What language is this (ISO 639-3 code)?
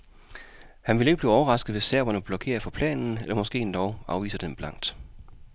dan